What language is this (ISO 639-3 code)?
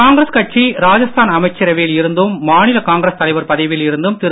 tam